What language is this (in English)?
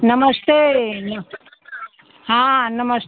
Hindi